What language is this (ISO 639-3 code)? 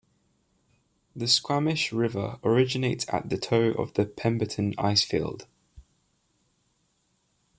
eng